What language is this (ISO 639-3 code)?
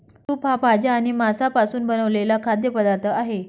mar